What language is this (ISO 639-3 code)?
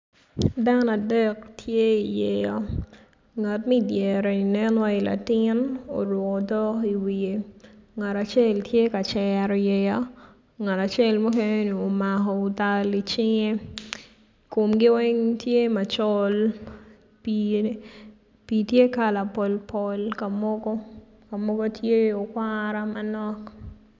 ach